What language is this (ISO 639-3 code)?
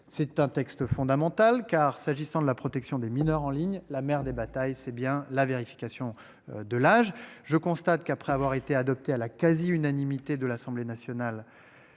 fra